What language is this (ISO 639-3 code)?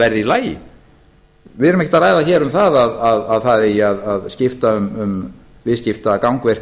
isl